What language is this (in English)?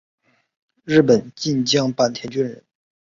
Chinese